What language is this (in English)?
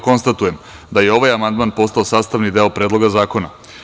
Serbian